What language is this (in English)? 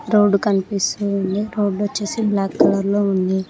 Telugu